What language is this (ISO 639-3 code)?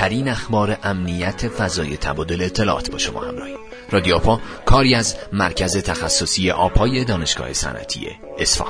fas